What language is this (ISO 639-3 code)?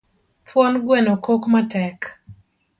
luo